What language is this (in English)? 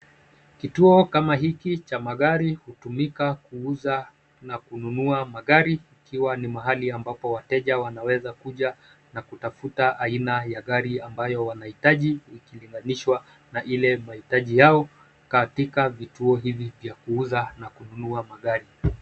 Swahili